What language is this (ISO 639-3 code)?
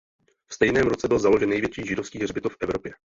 ces